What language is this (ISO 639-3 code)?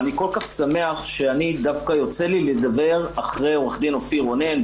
heb